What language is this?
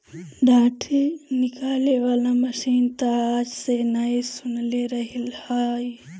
Bhojpuri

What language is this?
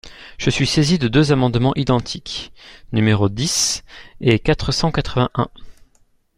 French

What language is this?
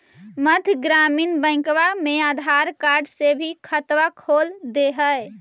Magahi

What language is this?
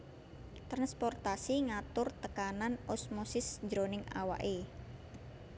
Javanese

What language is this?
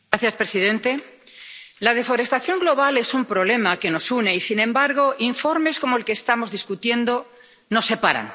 Spanish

